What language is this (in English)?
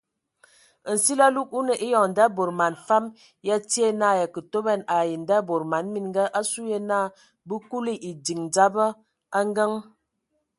Ewondo